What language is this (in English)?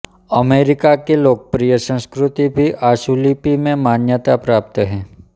Hindi